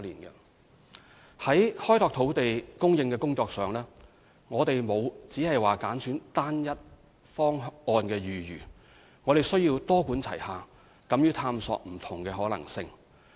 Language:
Cantonese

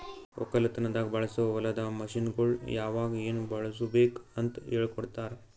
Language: Kannada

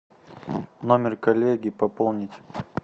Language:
Russian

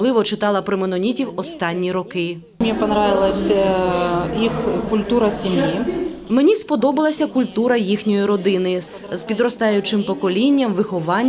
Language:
Ukrainian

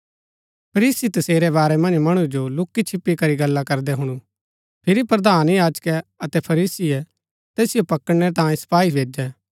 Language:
Gaddi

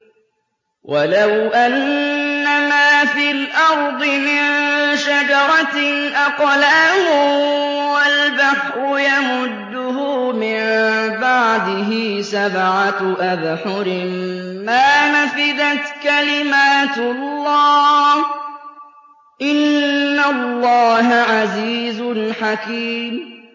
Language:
Arabic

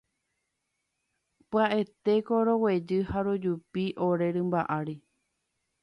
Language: Guarani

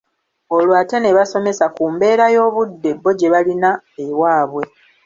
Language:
Ganda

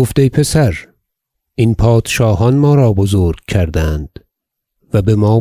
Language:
Persian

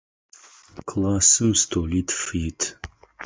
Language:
Adyghe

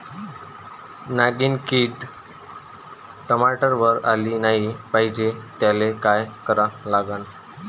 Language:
Marathi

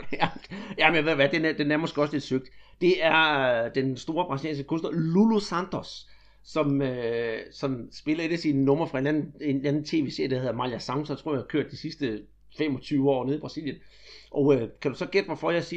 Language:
Danish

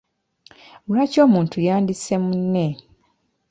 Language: Ganda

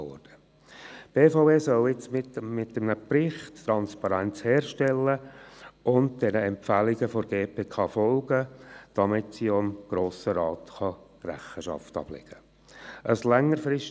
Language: Swiss German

